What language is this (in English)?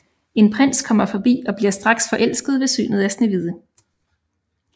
Danish